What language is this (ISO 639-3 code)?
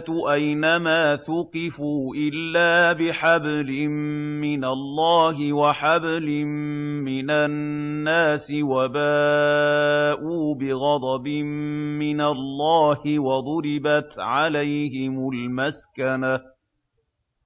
ara